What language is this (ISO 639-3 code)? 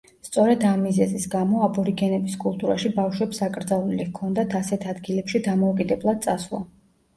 kat